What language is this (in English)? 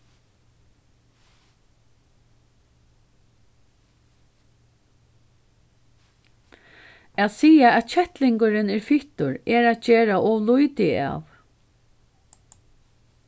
Faroese